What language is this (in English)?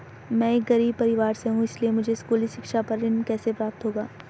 Hindi